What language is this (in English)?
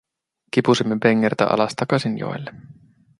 Finnish